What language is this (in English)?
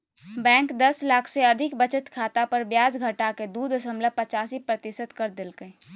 Magahi